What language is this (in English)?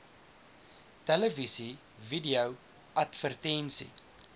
Afrikaans